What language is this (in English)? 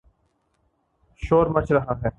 Urdu